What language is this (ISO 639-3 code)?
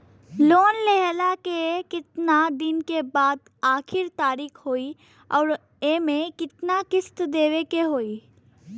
bho